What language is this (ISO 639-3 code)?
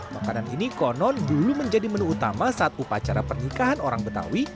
ind